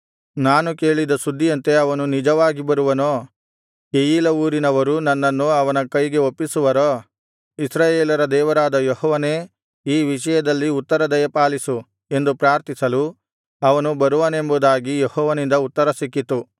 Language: Kannada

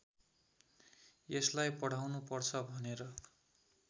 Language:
Nepali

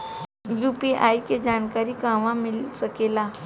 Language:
Bhojpuri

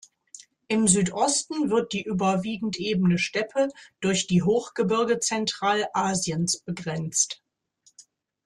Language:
German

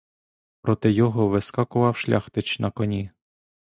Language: Ukrainian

